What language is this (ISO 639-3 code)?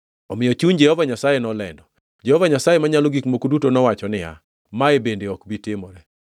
luo